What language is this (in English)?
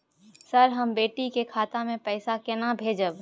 Maithili